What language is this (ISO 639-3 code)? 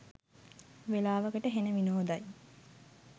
sin